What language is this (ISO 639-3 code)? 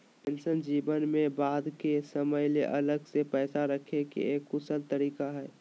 mag